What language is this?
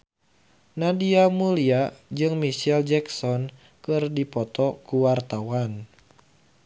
Sundanese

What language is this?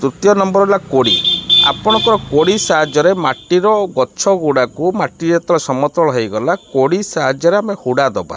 Odia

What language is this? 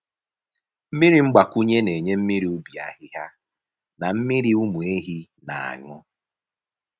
Igbo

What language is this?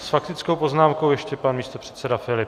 Czech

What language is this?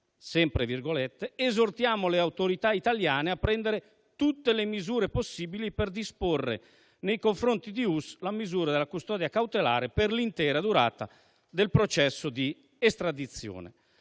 Italian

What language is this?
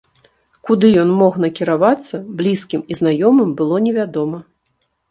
Belarusian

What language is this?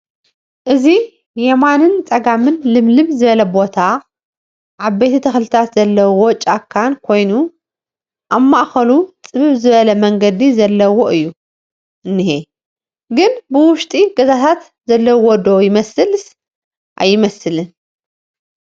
Tigrinya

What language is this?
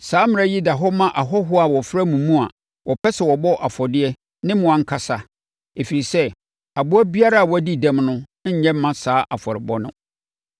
Akan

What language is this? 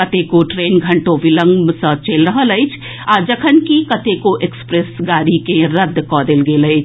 Maithili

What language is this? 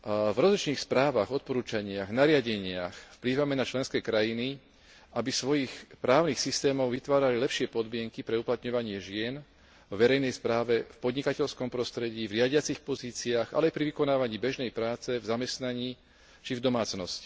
Slovak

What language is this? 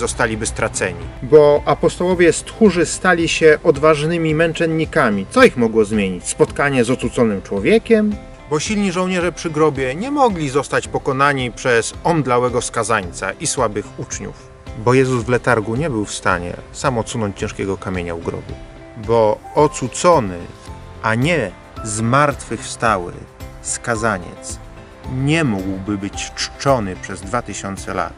Polish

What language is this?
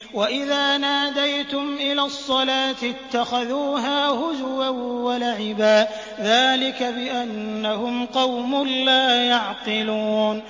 Arabic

